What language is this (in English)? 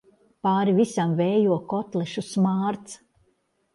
Latvian